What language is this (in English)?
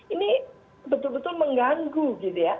Indonesian